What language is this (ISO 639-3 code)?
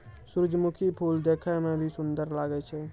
mai